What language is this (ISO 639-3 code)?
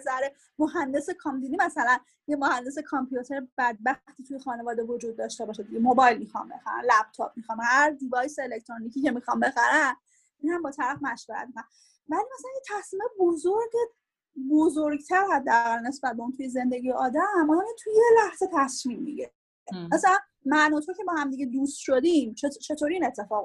fas